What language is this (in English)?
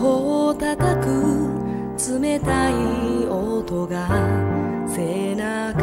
Japanese